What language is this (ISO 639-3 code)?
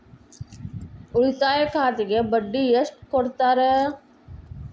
kan